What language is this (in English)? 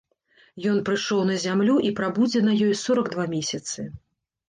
Belarusian